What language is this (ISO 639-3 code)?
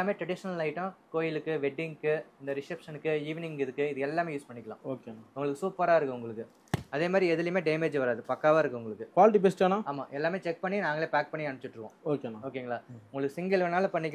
kor